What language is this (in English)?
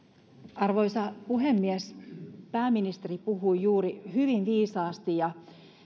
Finnish